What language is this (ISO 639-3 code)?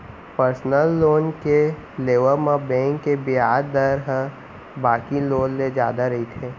hne